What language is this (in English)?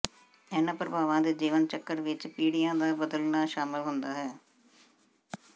Punjabi